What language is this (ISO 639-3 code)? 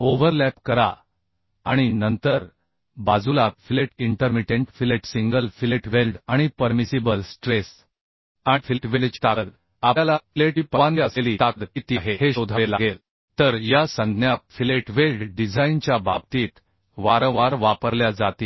mar